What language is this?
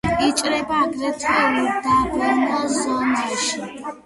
Georgian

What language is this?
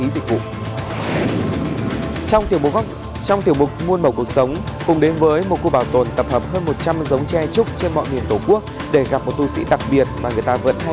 Vietnamese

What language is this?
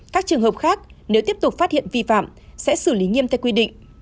Vietnamese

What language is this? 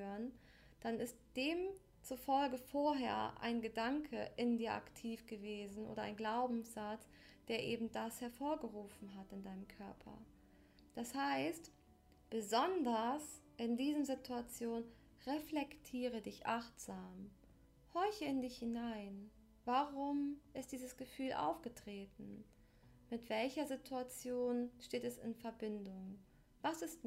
German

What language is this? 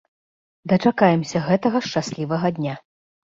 Belarusian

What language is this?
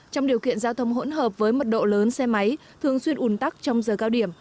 Vietnamese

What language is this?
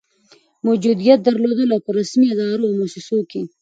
Pashto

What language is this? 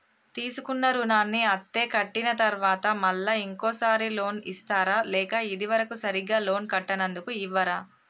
Telugu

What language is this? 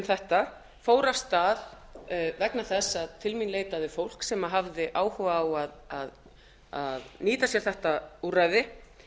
Icelandic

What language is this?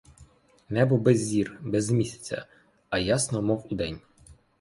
Ukrainian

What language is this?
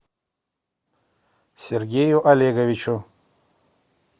Russian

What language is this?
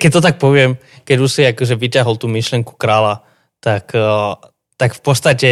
Slovak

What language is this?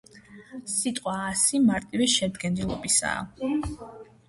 Georgian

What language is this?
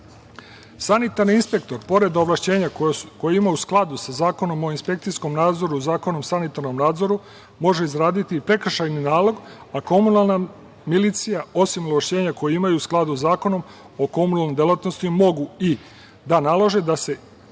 Serbian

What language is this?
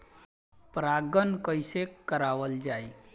Bhojpuri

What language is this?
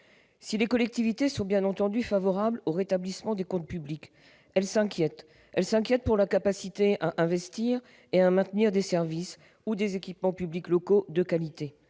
French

